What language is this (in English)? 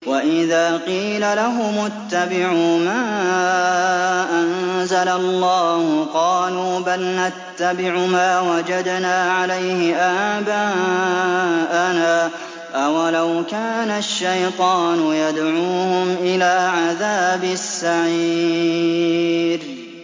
Arabic